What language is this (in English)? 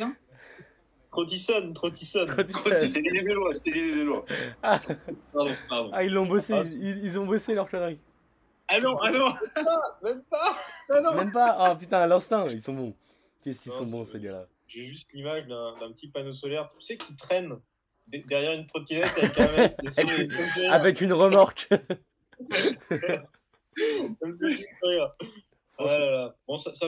French